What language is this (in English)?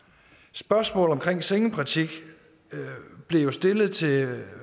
Danish